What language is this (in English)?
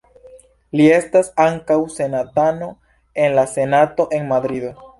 Esperanto